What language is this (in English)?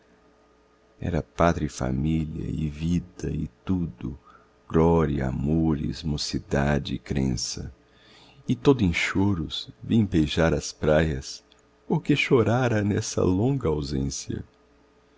Portuguese